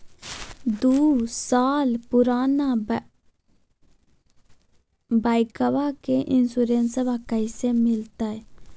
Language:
Magahi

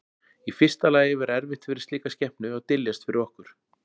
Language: Icelandic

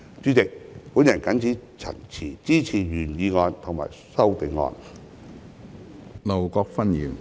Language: Cantonese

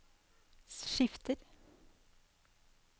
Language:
Norwegian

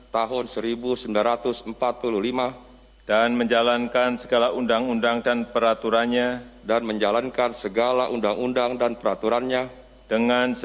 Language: Indonesian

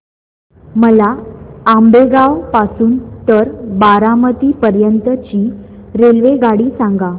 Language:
Marathi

